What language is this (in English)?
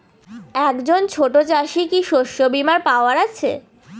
Bangla